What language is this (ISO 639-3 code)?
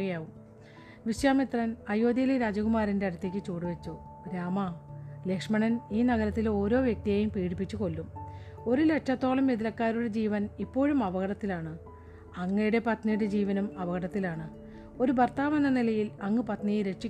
mal